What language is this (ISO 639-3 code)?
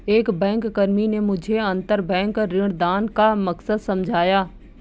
hin